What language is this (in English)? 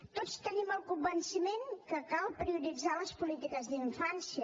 Catalan